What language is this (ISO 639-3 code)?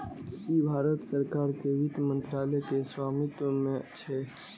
mai